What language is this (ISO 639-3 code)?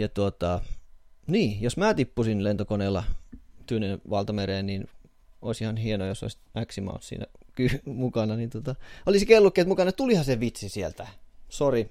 fin